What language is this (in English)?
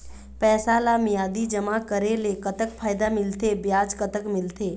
Chhattisgarhi